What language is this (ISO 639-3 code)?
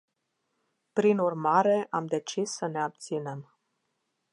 ron